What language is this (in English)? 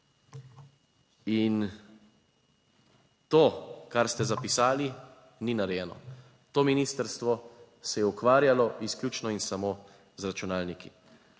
Slovenian